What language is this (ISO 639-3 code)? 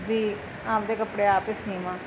pan